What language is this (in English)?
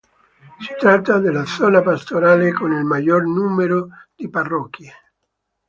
Italian